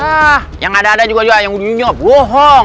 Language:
Indonesian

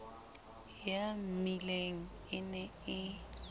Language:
Southern Sotho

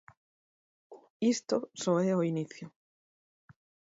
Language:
Galician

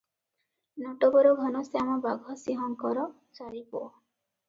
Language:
Odia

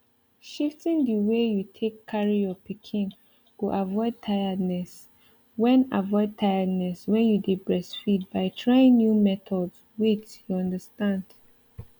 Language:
Nigerian Pidgin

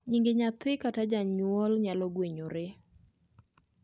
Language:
Luo (Kenya and Tanzania)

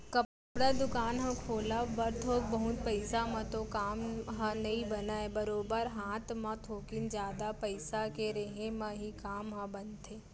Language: Chhattisgarhi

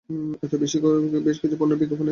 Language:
Bangla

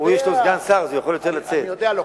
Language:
Hebrew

